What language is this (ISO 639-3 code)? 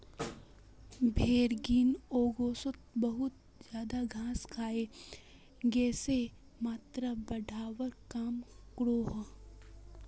mag